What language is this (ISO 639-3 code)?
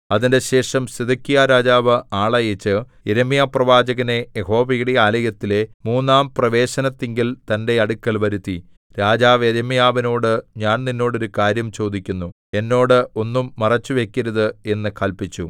mal